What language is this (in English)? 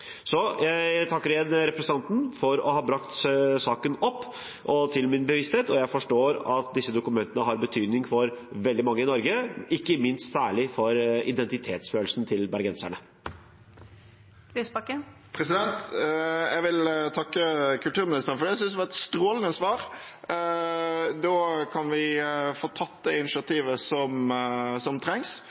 Norwegian Bokmål